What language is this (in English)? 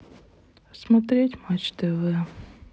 Russian